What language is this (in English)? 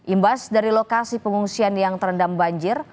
Indonesian